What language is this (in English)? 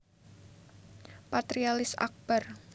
Javanese